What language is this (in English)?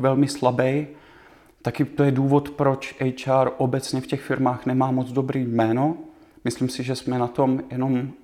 Czech